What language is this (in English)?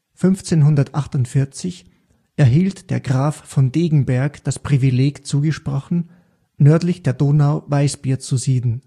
German